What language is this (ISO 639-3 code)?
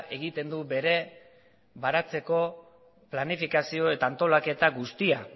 eus